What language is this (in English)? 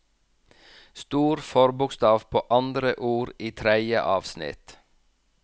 Norwegian